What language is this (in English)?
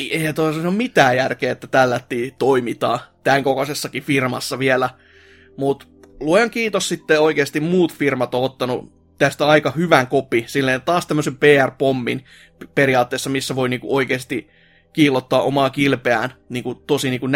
Finnish